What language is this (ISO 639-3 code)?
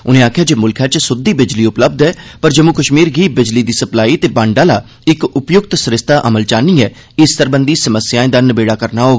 doi